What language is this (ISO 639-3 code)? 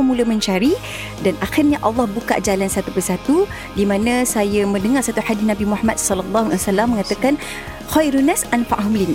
msa